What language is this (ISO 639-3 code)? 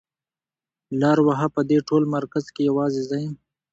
pus